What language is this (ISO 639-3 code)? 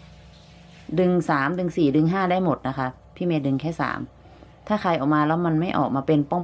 tha